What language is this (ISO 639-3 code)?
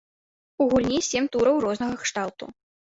bel